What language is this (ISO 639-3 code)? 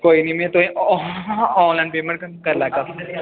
doi